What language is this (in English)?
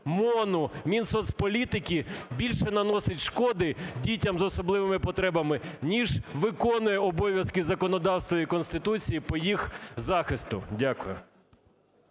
Ukrainian